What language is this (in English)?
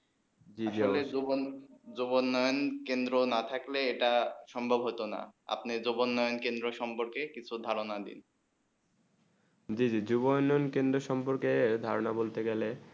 Bangla